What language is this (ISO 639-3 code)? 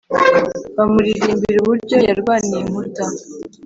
kin